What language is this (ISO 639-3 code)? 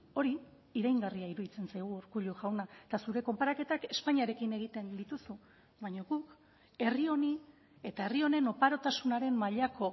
eus